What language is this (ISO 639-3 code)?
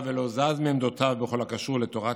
heb